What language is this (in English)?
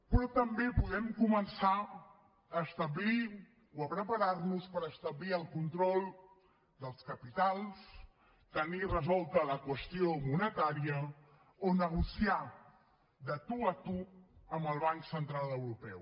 Catalan